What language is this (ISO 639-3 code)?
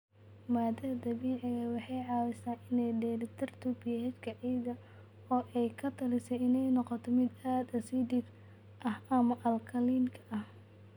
som